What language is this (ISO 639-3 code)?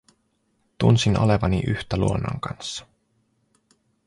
fin